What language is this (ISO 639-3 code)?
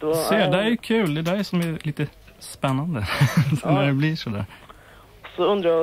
swe